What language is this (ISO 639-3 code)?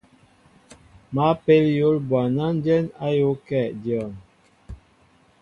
mbo